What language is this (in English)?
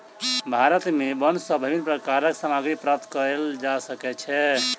Maithili